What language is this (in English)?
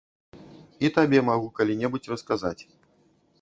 Belarusian